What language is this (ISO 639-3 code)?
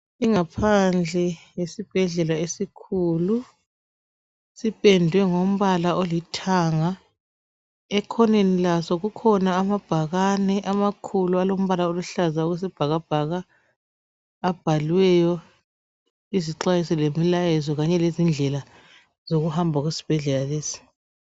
nde